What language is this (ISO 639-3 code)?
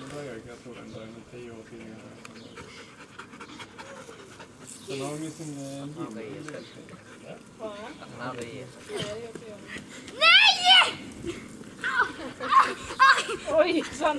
swe